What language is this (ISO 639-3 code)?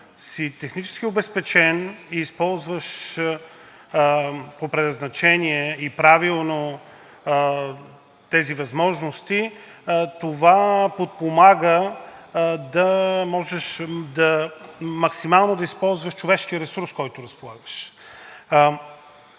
bul